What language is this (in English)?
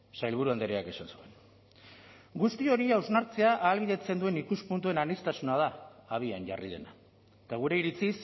Basque